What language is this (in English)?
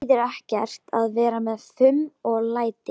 Icelandic